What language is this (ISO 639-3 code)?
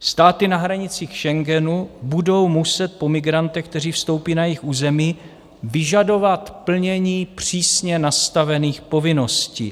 ces